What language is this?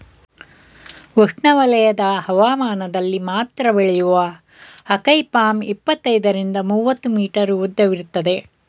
Kannada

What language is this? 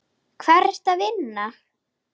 Icelandic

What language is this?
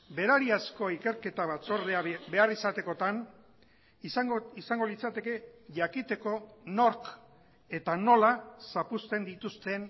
Basque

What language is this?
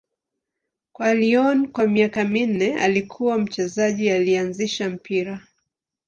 Swahili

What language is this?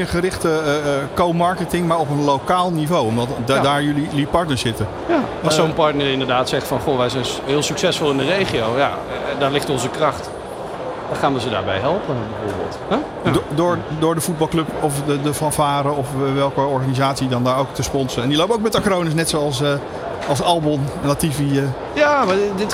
Dutch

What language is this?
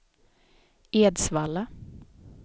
Swedish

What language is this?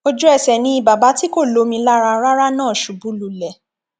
Yoruba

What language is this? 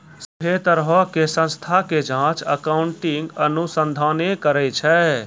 Maithili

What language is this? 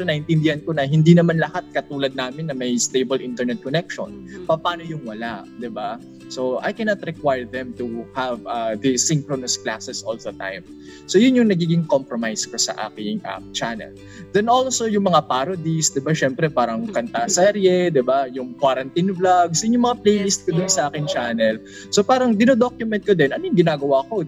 Filipino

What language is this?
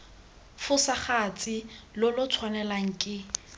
Tswana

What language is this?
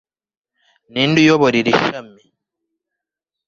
Kinyarwanda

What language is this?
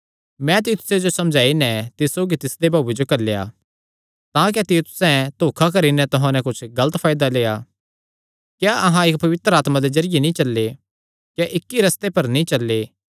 Kangri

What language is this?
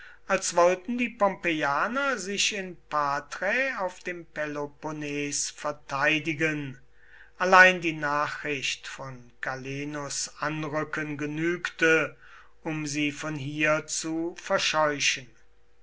German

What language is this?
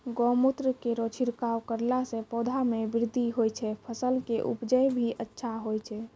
Maithili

